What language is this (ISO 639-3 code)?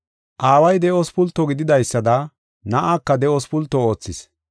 gof